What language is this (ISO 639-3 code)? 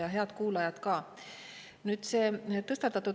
est